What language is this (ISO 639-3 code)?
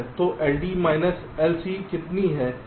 hin